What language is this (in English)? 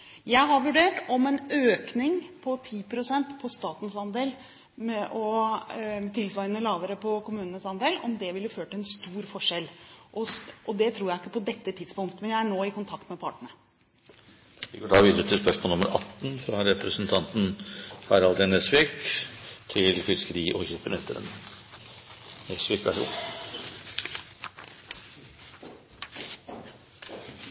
Norwegian